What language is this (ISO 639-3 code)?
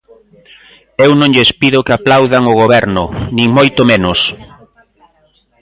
glg